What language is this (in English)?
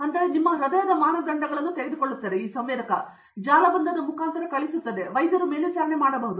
Kannada